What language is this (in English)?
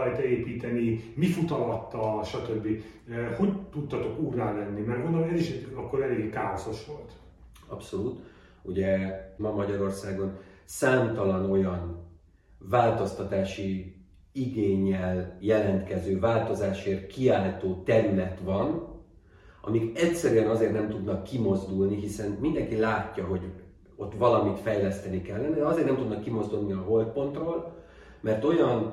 Hungarian